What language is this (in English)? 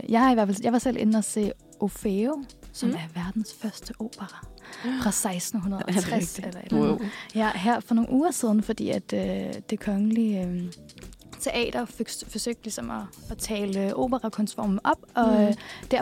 Danish